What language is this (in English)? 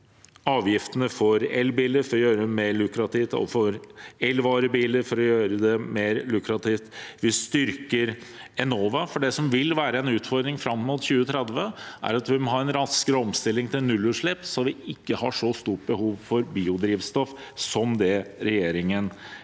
Norwegian